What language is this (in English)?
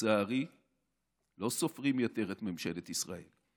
Hebrew